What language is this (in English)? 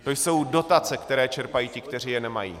Czech